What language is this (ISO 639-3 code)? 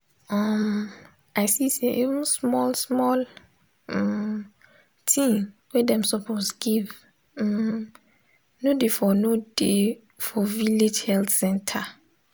pcm